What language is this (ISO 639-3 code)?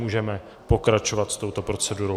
ces